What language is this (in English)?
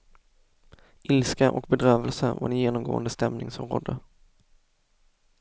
Swedish